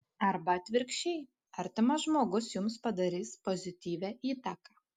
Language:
Lithuanian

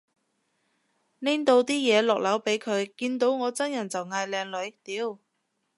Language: Cantonese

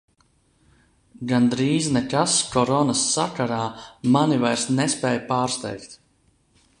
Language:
Latvian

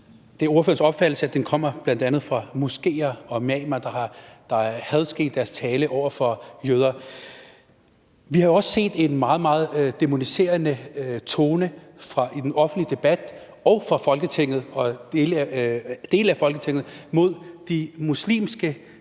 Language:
Danish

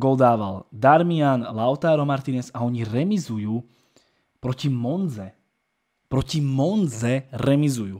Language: Slovak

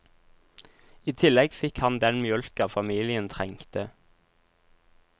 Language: Norwegian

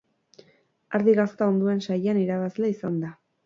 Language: Basque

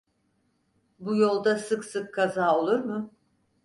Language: Turkish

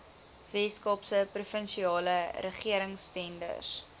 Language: Afrikaans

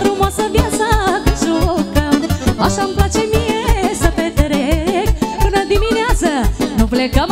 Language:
Romanian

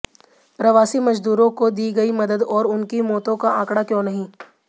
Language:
Hindi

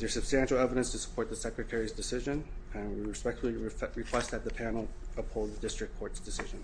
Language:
English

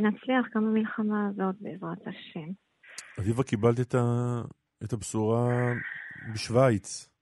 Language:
Hebrew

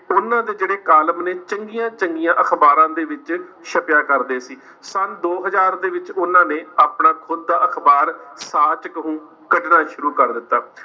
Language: Punjabi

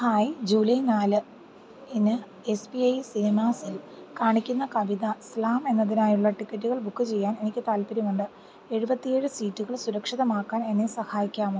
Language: Malayalam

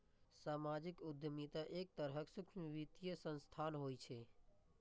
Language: Maithili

